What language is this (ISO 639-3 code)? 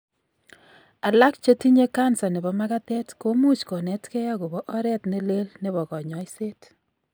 kln